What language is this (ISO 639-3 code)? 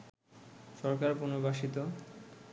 ben